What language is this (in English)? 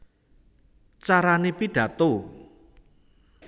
Javanese